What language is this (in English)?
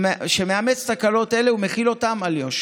Hebrew